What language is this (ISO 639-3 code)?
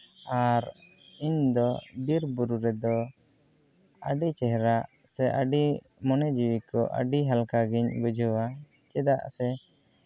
sat